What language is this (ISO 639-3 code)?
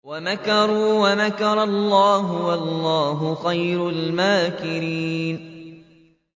ara